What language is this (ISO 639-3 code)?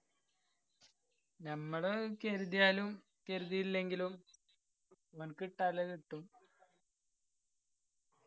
mal